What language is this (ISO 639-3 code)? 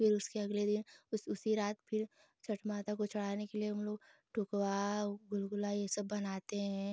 hin